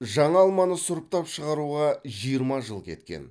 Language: Kazakh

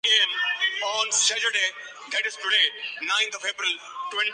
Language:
Urdu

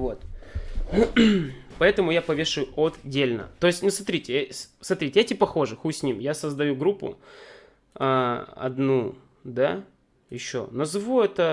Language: Russian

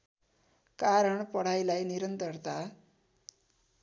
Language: Nepali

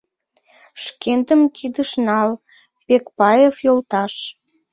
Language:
Mari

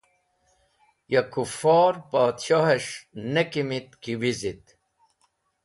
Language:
Wakhi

